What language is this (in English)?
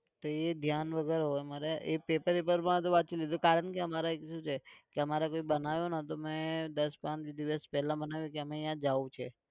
Gujarati